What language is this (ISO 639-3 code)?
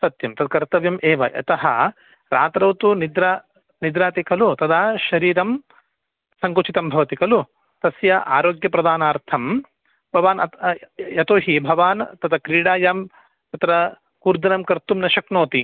san